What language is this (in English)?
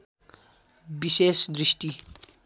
Nepali